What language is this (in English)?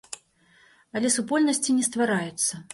Belarusian